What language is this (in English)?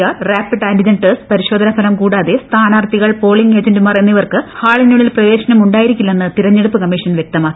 Malayalam